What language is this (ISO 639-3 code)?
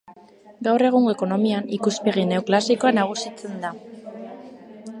eus